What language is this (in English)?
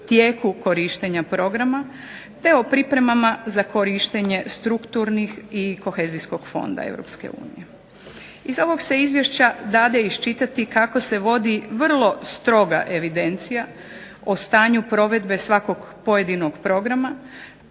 Croatian